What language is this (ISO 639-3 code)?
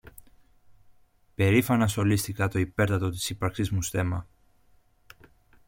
ell